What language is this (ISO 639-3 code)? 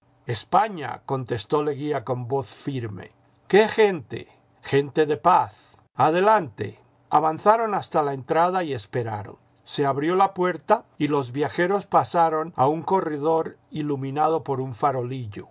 spa